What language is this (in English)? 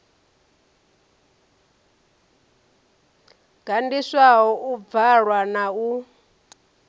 Venda